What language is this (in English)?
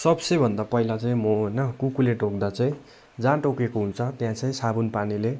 Nepali